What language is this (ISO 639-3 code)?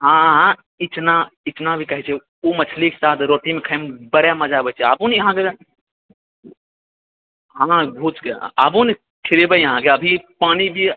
mai